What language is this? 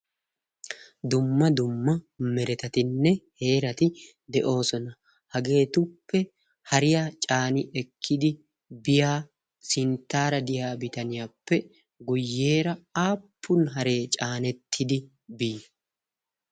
Wolaytta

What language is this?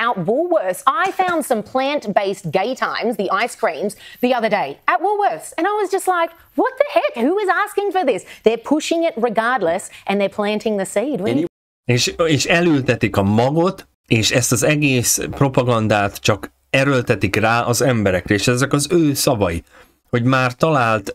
Hungarian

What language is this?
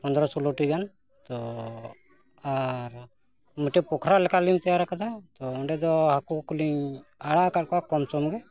Santali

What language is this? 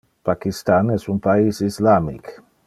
Interlingua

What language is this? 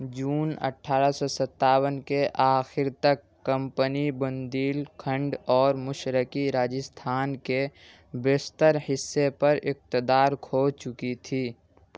Urdu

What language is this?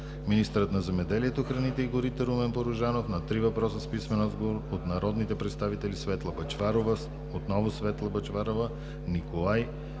Bulgarian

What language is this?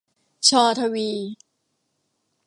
Thai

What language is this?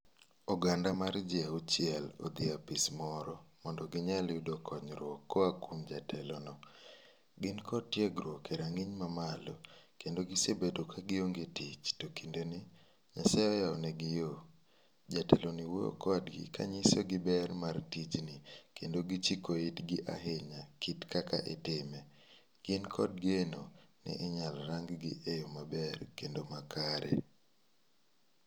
Luo (Kenya and Tanzania)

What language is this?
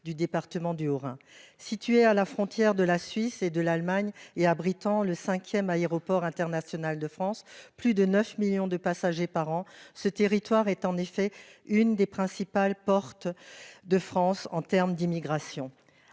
French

